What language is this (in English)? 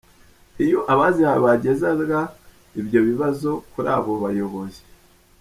Kinyarwanda